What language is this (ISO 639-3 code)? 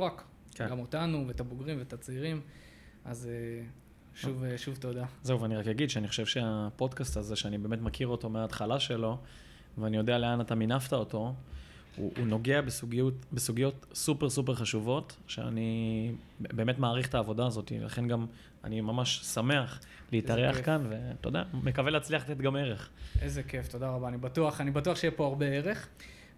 heb